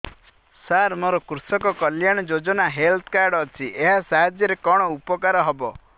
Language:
Odia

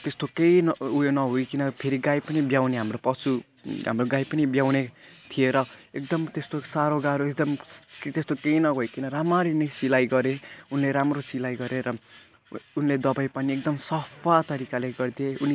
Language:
Nepali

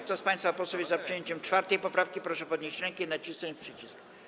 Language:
Polish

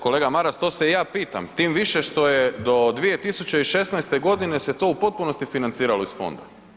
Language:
Croatian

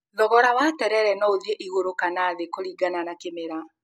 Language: Kikuyu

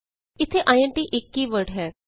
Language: Punjabi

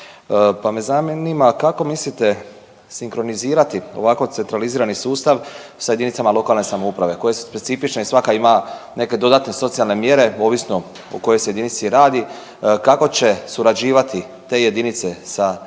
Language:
Croatian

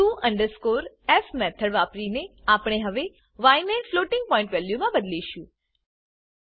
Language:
Gujarati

